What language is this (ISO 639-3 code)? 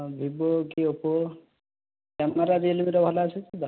ori